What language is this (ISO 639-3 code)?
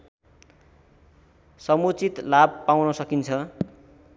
nep